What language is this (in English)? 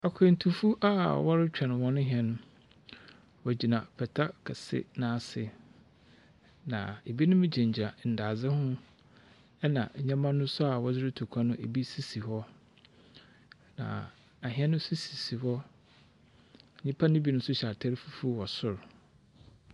Akan